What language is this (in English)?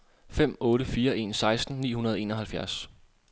Danish